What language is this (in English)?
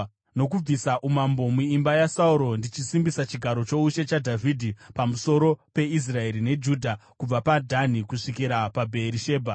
Shona